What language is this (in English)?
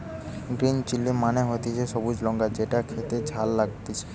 Bangla